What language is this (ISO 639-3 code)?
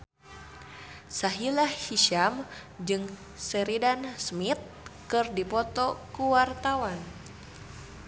sun